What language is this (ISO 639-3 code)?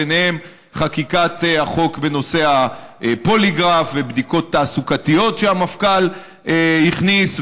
heb